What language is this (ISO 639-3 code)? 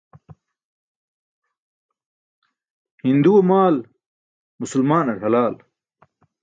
bsk